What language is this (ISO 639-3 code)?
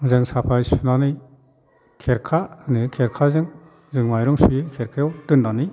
brx